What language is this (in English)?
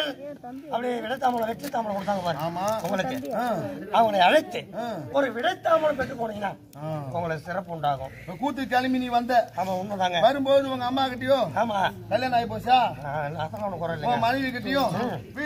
Tamil